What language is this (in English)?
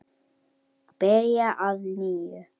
Icelandic